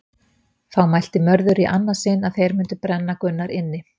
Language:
Icelandic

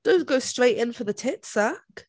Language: English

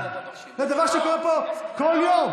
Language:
Hebrew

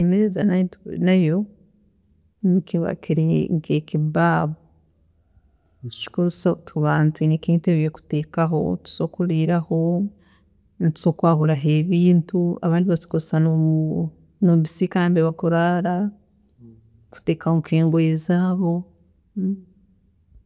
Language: Tooro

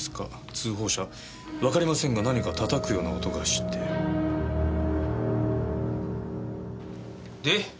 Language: Japanese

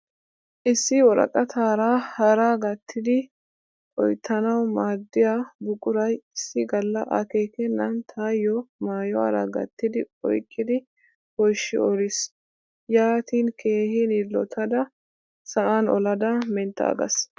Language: Wolaytta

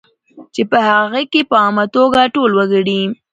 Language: Pashto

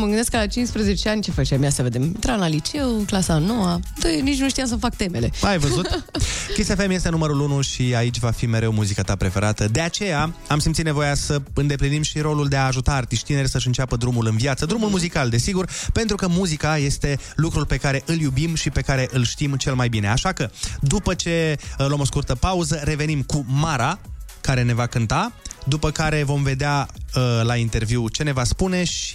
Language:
Romanian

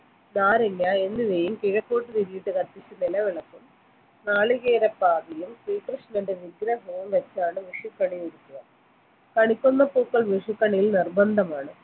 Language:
Malayalam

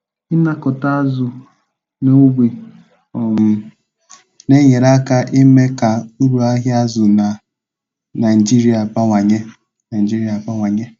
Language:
Igbo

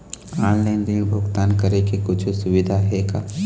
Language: Chhattisgarhi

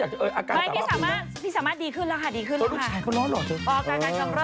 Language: Thai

